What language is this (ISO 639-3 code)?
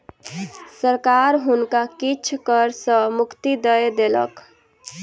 mai